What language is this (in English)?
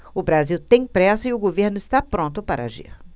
Portuguese